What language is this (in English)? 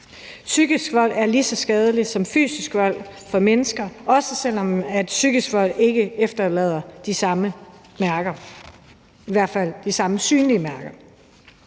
Danish